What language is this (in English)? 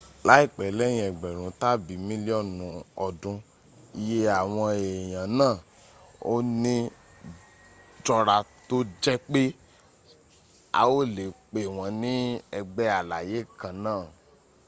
Yoruba